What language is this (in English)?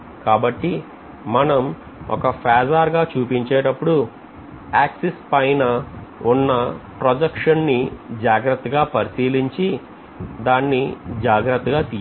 Telugu